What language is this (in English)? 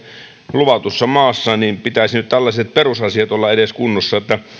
Finnish